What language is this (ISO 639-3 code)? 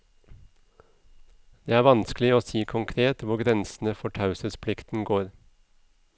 nor